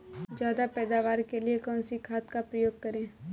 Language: Hindi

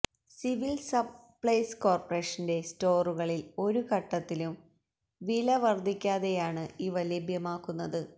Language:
Malayalam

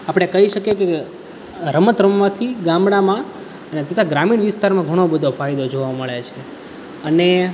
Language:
Gujarati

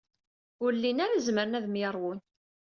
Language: Kabyle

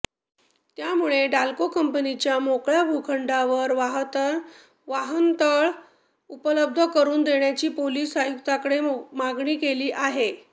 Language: Marathi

